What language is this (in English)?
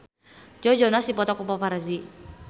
Sundanese